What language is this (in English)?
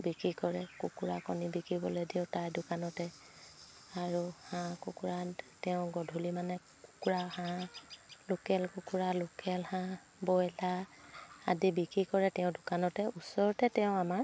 Assamese